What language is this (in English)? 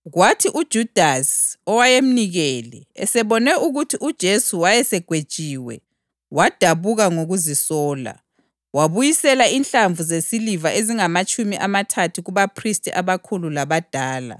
North Ndebele